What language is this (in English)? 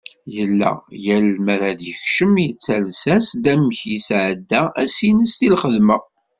Kabyle